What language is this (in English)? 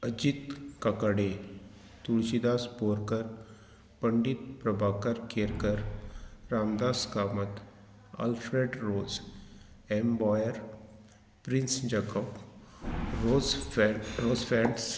Konkani